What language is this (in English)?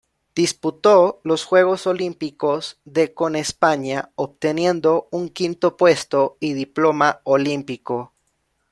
Spanish